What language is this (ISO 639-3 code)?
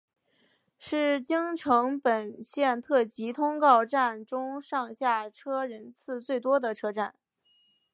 zho